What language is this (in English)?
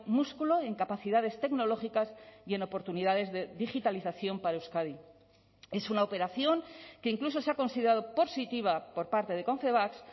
Spanish